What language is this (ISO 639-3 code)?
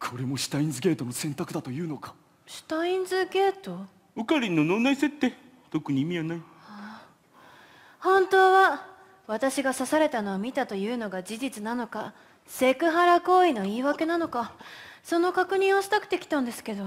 jpn